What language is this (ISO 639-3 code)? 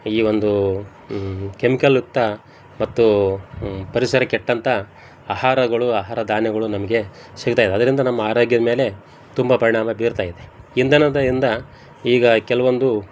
kan